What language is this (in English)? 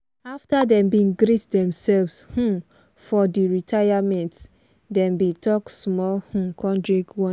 Nigerian Pidgin